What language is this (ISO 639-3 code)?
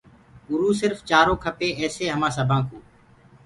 ggg